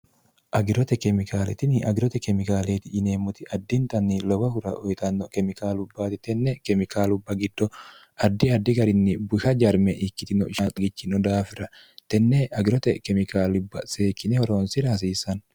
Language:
Sidamo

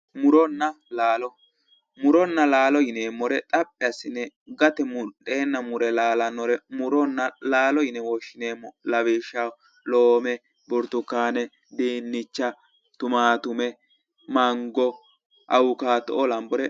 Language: Sidamo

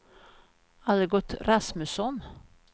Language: Swedish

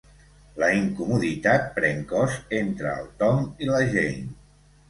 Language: Catalan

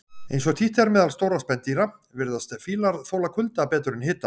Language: Icelandic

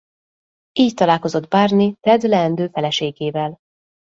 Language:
Hungarian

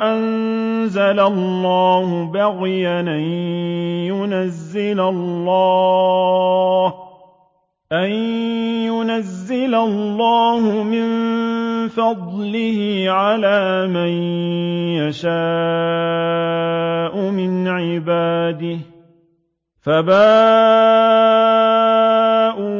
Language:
Arabic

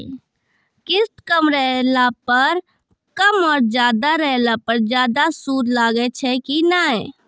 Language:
Maithili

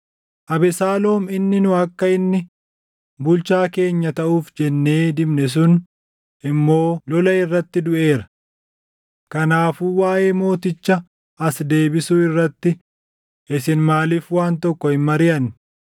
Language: Oromo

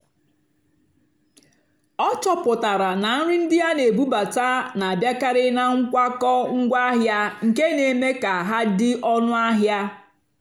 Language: Igbo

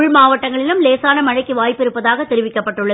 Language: Tamil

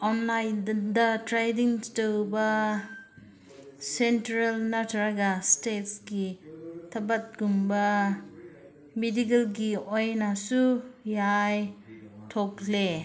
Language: Manipuri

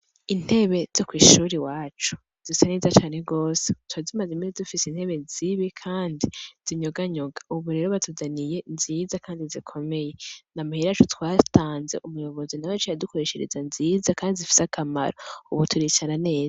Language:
Rundi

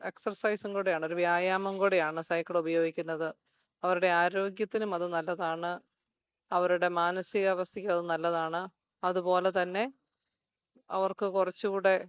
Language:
Malayalam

